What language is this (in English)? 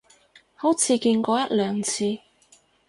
Cantonese